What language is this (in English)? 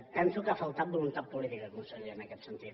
Catalan